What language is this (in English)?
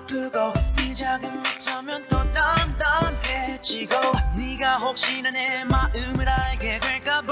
Filipino